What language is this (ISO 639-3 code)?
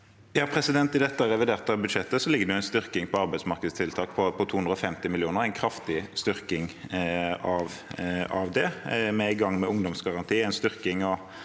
nor